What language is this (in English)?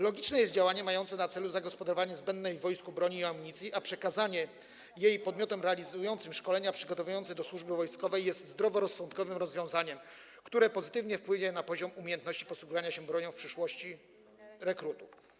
Polish